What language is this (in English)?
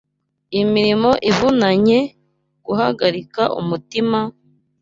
Kinyarwanda